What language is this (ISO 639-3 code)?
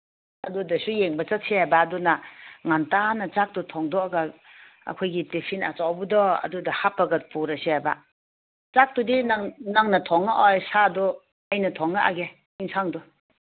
mni